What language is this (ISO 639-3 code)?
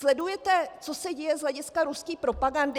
ces